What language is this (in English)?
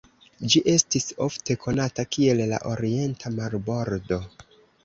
Esperanto